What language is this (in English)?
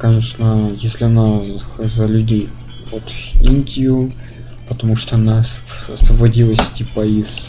Russian